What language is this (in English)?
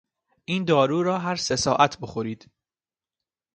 Persian